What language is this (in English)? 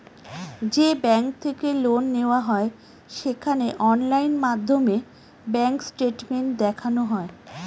Bangla